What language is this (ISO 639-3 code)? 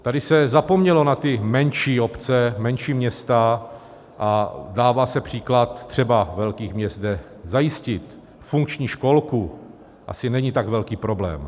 ces